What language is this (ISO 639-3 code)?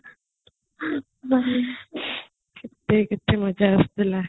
ori